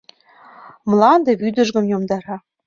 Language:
Mari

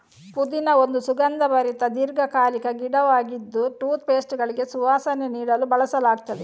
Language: Kannada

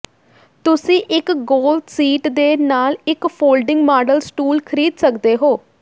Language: Punjabi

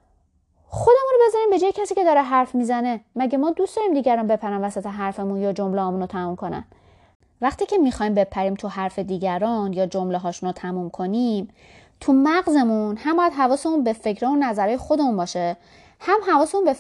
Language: Persian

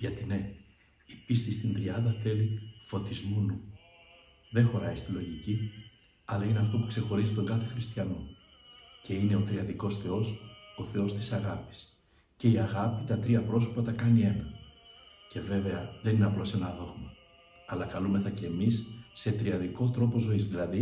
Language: Greek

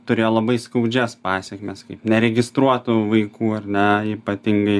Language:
Lithuanian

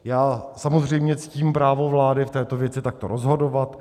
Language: Czech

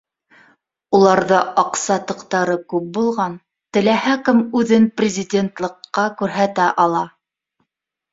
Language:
Bashkir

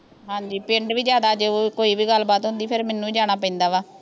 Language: Punjabi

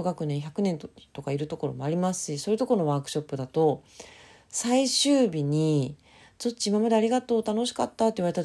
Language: Japanese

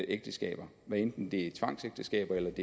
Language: Danish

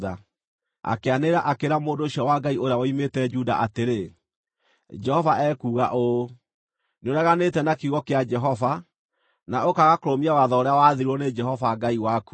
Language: Kikuyu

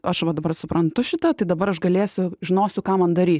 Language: Lithuanian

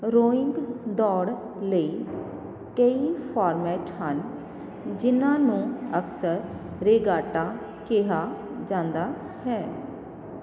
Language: Punjabi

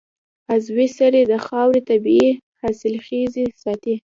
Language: Pashto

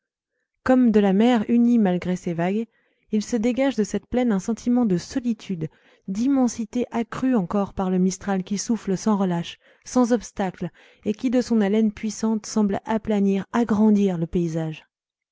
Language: French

